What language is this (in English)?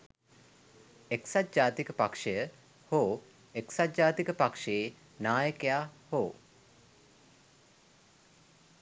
Sinhala